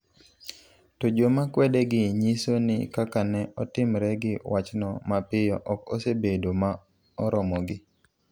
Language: Luo (Kenya and Tanzania)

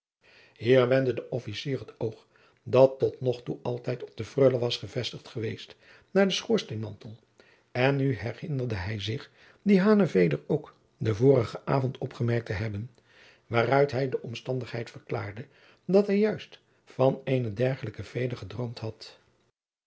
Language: Dutch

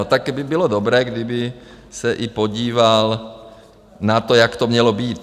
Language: Czech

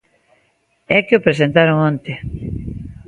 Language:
Galician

